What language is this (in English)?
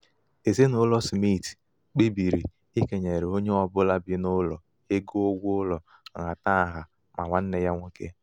Igbo